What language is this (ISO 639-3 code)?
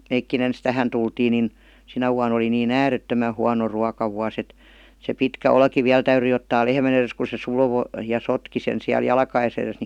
fin